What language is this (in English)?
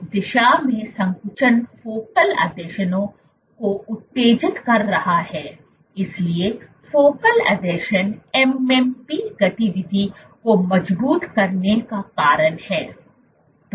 Hindi